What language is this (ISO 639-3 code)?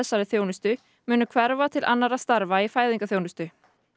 isl